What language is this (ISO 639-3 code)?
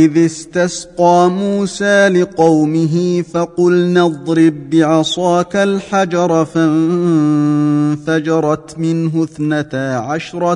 ara